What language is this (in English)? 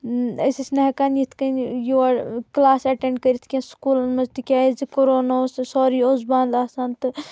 Kashmiri